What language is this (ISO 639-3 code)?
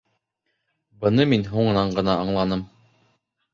bak